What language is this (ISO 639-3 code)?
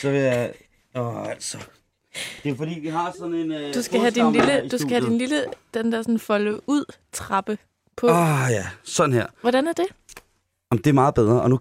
dan